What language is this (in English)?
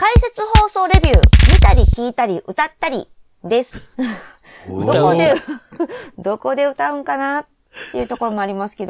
Japanese